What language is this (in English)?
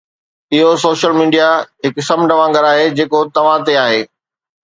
Sindhi